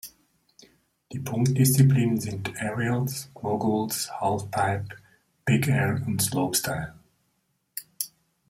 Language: German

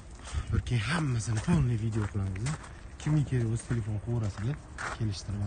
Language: Turkish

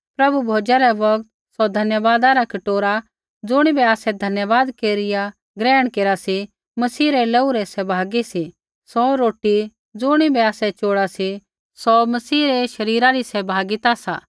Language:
Kullu Pahari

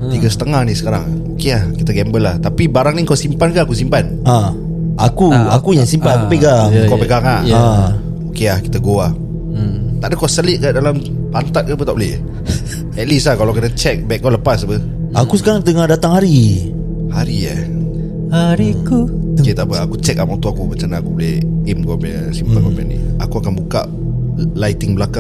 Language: Malay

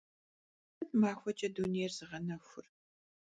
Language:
Kabardian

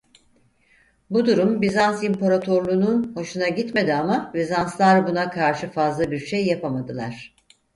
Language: Turkish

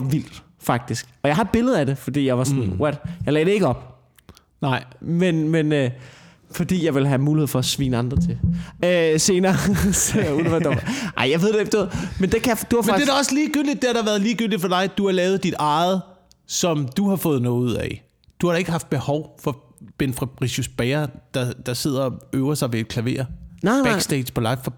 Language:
Danish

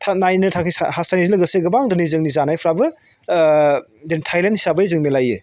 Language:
Bodo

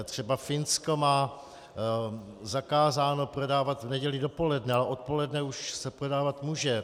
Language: Czech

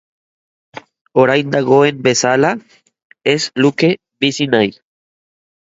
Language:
Basque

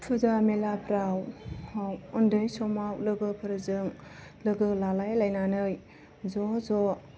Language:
Bodo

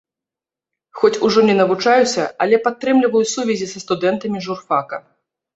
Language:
Belarusian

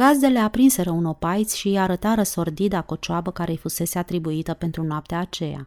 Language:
Romanian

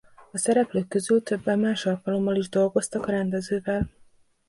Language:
Hungarian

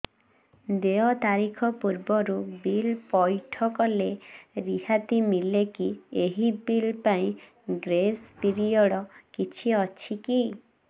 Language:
Odia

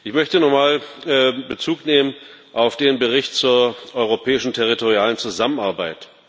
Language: German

